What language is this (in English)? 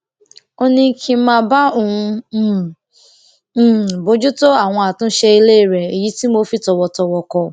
Yoruba